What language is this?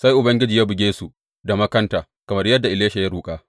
Hausa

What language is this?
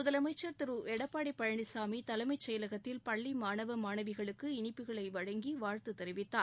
Tamil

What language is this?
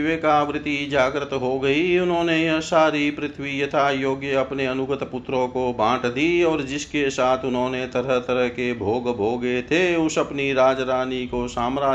Hindi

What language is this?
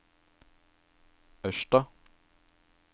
Norwegian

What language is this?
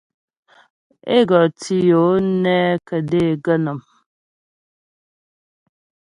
Ghomala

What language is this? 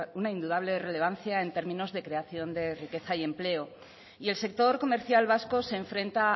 Spanish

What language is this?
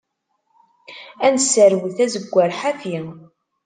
Kabyle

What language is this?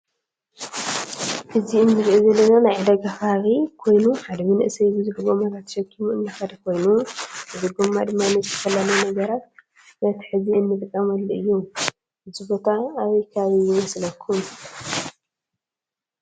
Tigrinya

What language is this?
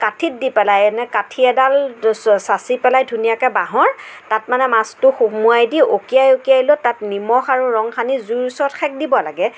Assamese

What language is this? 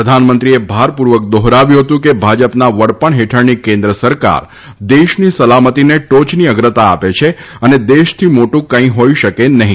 Gujarati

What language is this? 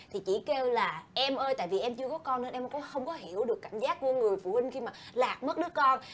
Vietnamese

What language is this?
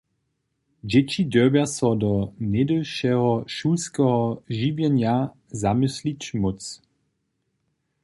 Upper Sorbian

